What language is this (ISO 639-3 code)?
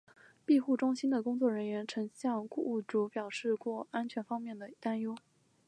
zho